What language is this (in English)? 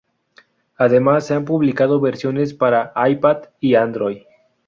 Spanish